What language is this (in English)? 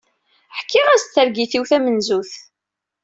Kabyle